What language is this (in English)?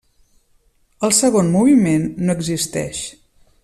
Catalan